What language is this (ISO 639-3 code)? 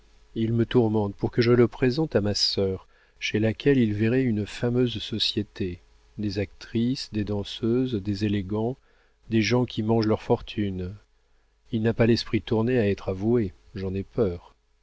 fra